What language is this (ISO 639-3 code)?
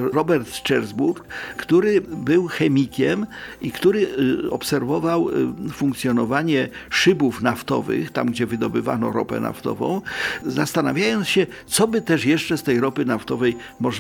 pol